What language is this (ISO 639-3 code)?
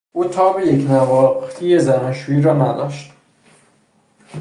fas